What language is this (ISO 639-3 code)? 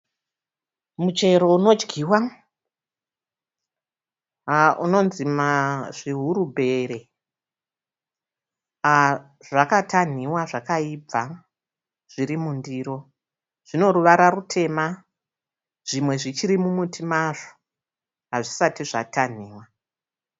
sna